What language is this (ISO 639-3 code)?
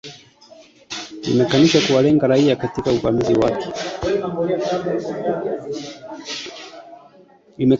swa